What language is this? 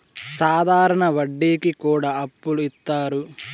Telugu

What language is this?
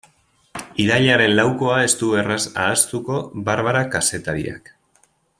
Basque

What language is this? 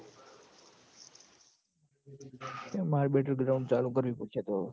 Gujarati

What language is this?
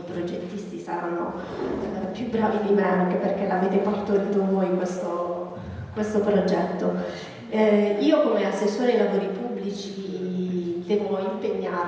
Italian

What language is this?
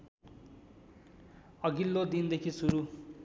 Nepali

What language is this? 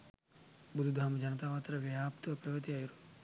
Sinhala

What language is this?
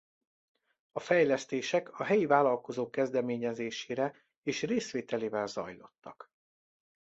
Hungarian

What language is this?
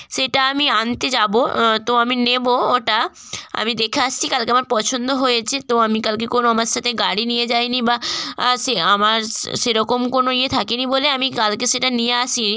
Bangla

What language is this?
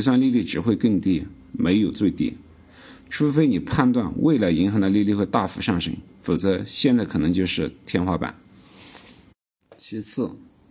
Chinese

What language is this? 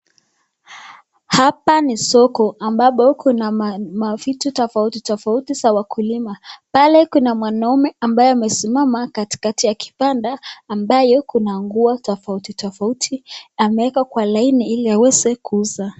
Swahili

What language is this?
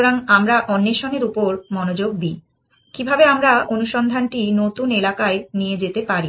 Bangla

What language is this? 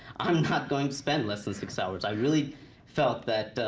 English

